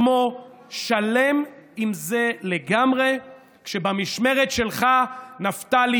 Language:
Hebrew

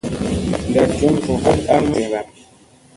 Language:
Musey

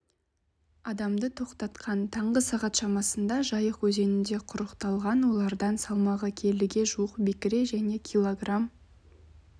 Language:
Kazakh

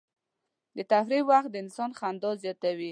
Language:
Pashto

